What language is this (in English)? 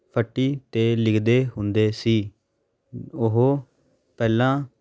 Punjabi